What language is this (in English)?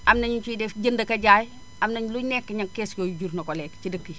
Wolof